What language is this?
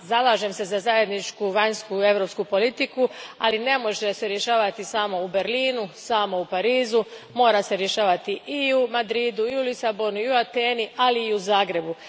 Croatian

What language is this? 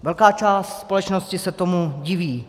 Czech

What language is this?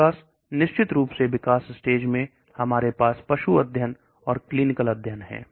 Hindi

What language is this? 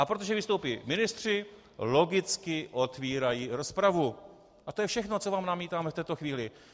Czech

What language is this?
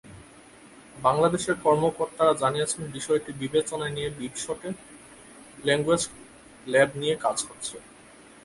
Bangla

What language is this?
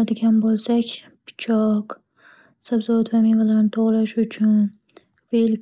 Uzbek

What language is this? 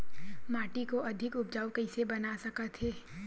Chhattisgarhi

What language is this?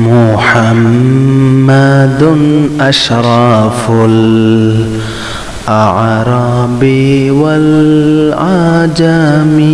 Indonesian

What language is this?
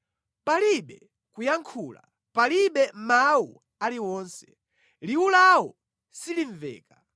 Nyanja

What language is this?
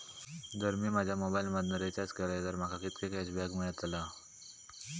Marathi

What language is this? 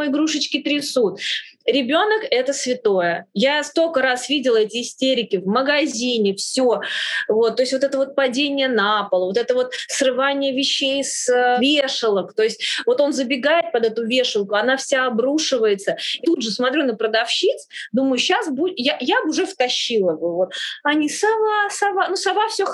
Russian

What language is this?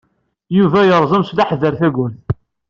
Kabyle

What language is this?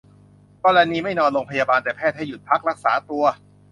Thai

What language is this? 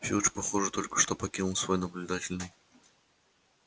Russian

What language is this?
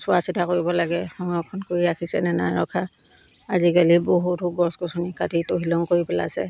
Assamese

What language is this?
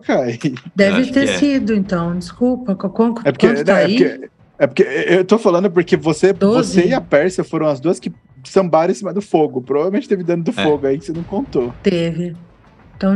Portuguese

